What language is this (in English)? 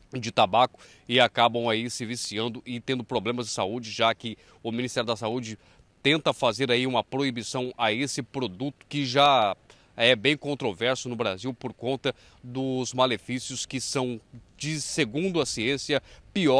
Portuguese